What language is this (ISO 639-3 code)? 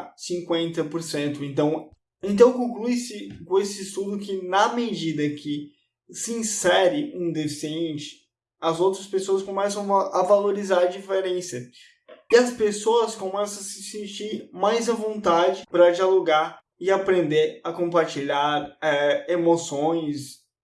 por